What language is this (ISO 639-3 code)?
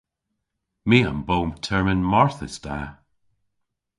cor